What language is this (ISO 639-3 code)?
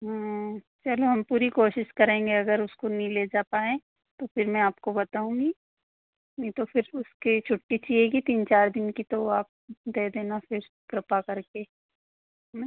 hin